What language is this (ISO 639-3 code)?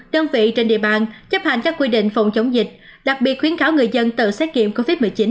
vie